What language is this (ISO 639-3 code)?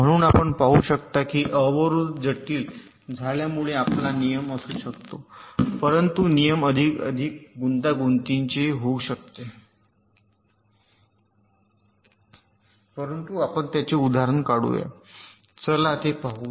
mar